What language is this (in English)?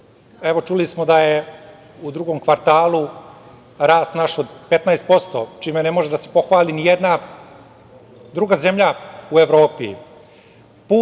Serbian